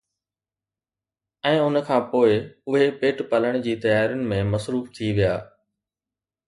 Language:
Sindhi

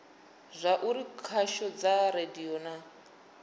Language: Venda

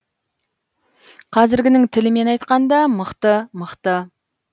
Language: Kazakh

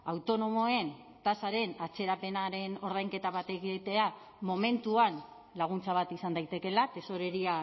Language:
Basque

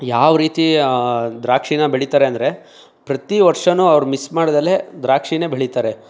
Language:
Kannada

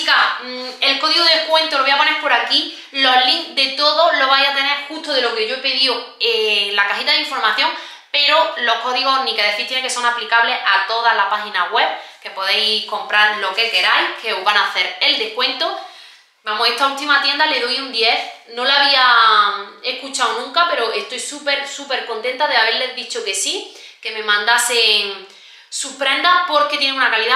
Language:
Spanish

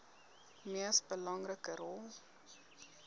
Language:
Afrikaans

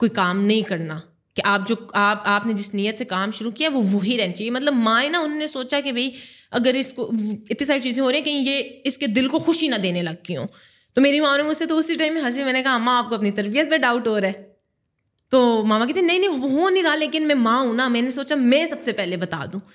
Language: Urdu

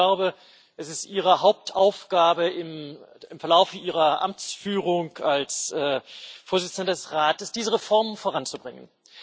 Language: German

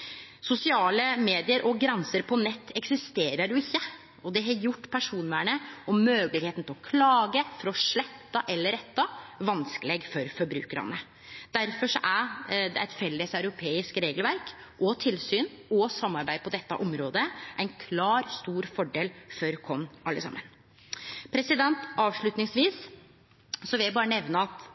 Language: Norwegian Nynorsk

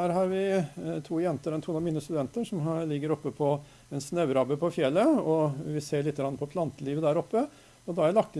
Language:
Norwegian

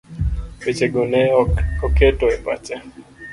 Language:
Luo (Kenya and Tanzania)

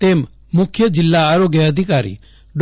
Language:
Gujarati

